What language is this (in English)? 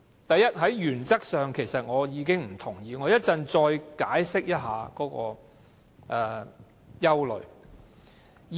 Cantonese